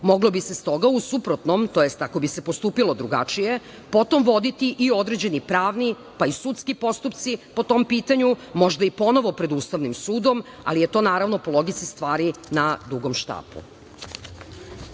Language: Serbian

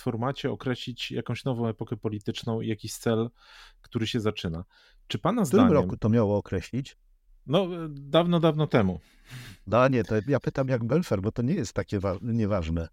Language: Polish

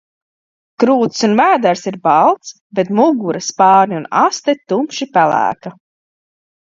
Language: Latvian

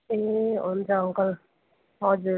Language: Nepali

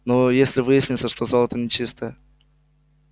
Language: Russian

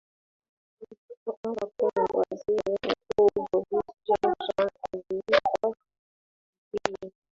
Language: Swahili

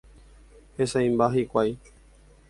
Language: Guarani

